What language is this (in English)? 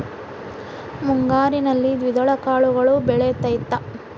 Kannada